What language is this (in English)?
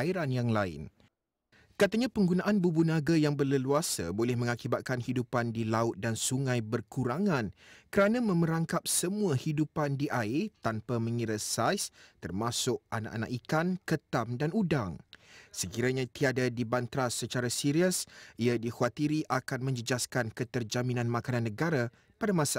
Malay